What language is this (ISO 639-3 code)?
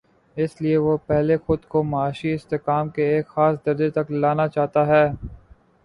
urd